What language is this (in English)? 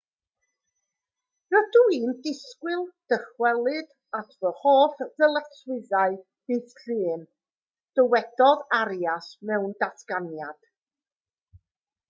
Welsh